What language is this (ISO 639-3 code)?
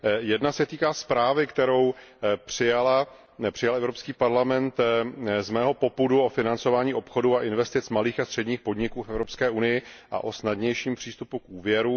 ces